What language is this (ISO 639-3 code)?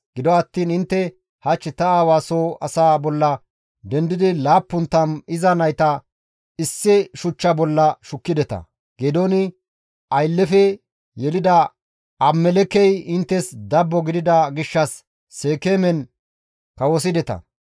gmv